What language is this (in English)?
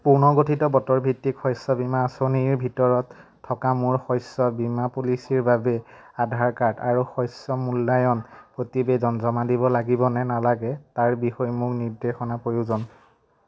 Assamese